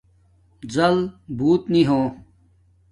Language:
Domaaki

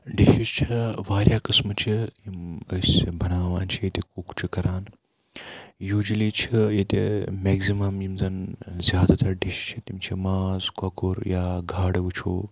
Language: Kashmiri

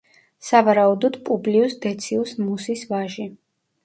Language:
Georgian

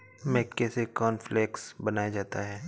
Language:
Hindi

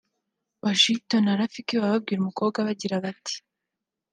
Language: Kinyarwanda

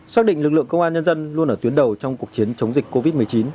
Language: Vietnamese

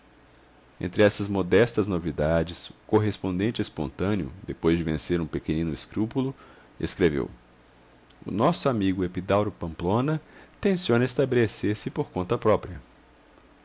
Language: Portuguese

